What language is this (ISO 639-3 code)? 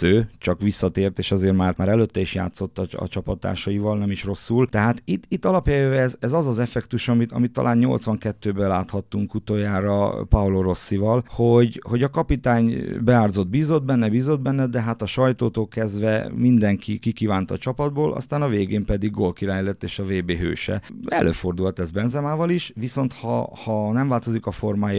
hun